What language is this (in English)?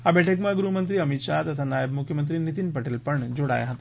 Gujarati